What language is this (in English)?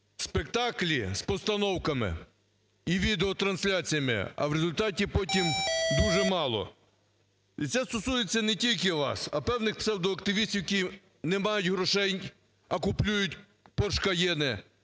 Ukrainian